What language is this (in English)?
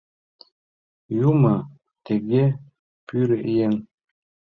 Mari